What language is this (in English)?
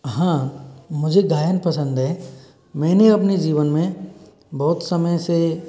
Hindi